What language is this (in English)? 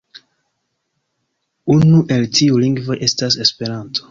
Esperanto